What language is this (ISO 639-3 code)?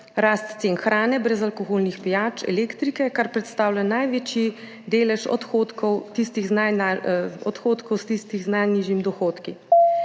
slv